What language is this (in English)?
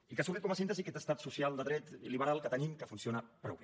Catalan